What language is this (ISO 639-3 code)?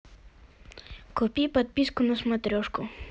rus